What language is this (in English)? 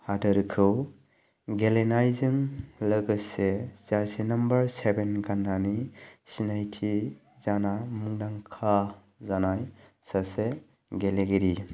Bodo